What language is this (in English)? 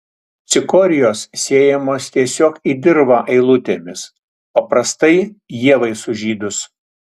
Lithuanian